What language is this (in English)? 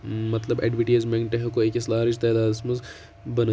Kashmiri